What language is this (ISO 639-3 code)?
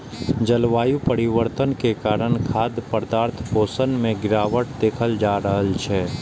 mai